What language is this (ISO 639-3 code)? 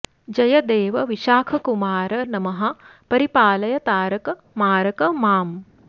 san